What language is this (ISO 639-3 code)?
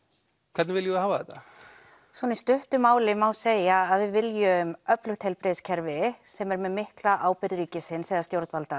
isl